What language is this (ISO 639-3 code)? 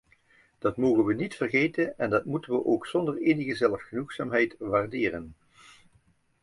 nld